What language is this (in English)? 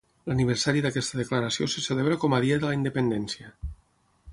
Catalan